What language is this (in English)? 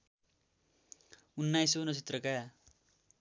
Nepali